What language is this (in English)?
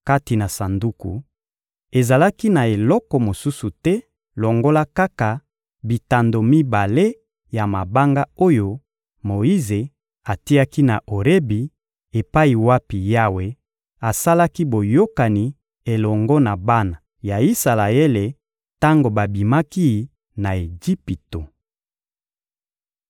Lingala